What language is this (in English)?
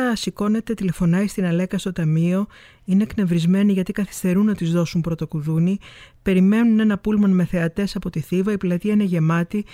Greek